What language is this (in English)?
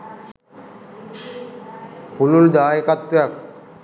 Sinhala